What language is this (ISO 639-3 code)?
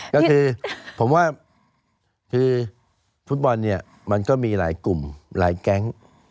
tha